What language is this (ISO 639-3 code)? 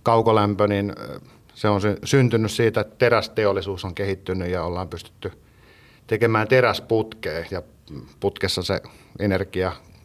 fin